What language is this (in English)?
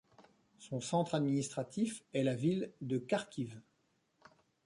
French